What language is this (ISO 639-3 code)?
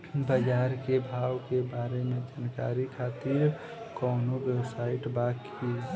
bho